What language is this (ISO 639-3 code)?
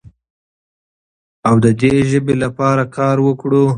pus